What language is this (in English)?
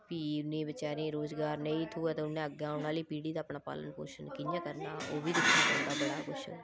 Dogri